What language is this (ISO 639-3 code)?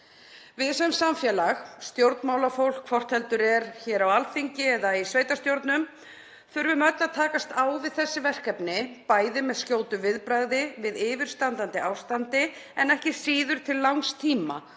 isl